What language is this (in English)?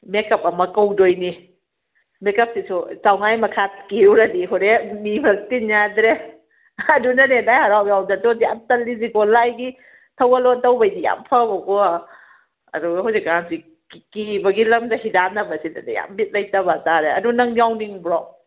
Manipuri